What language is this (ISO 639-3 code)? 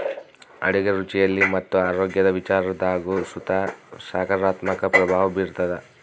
kan